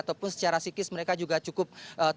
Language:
Indonesian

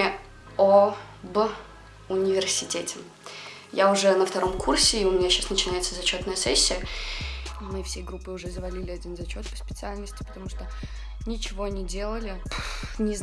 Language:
Russian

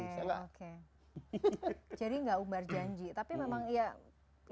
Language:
Indonesian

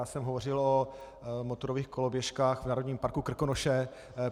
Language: Czech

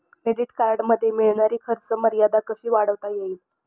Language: Marathi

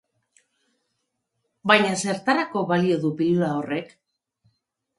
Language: Basque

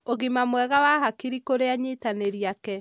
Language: Kikuyu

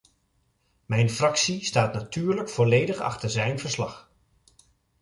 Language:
Dutch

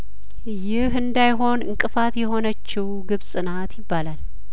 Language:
Amharic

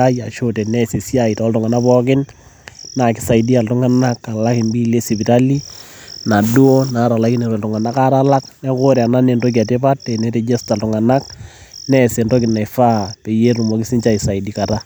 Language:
Masai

